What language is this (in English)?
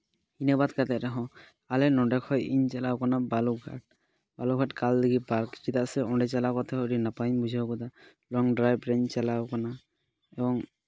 Santali